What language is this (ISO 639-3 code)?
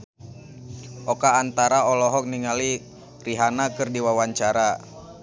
sun